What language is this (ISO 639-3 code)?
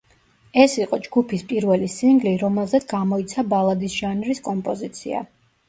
kat